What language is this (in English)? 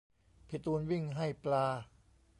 Thai